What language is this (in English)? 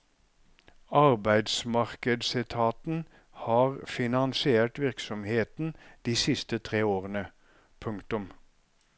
Norwegian